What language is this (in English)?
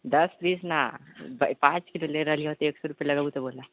Maithili